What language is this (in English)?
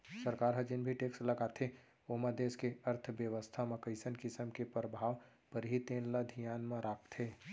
Chhattisgarhi